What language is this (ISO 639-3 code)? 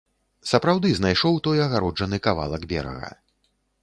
bel